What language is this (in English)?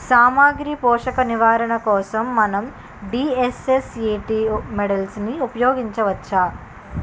Telugu